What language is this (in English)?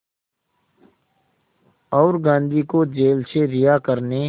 Hindi